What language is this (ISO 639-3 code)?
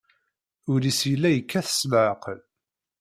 kab